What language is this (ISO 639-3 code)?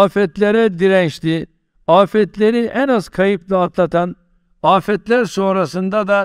tur